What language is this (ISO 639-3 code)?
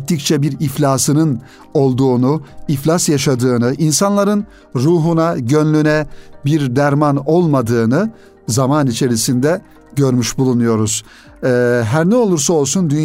tur